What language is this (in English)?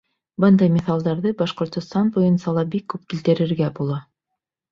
Bashkir